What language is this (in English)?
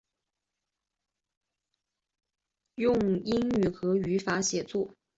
Chinese